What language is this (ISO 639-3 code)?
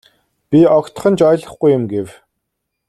mon